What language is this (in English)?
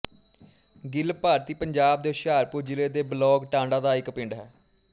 Punjabi